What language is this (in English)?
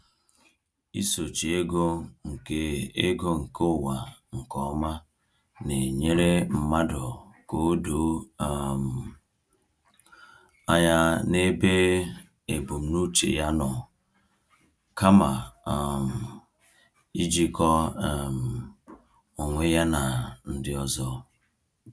Igbo